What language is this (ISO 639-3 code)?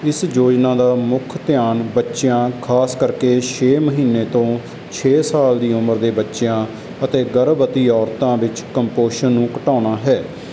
pan